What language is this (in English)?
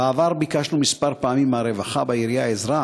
Hebrew